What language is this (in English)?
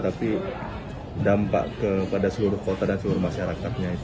Indonesian